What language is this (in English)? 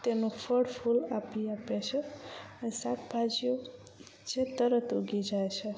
Gujarati